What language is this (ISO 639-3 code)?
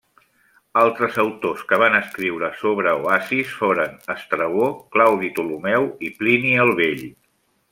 cat